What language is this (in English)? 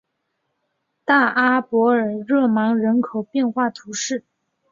Chinese